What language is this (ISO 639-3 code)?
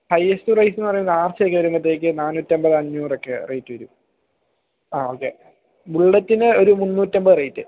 mal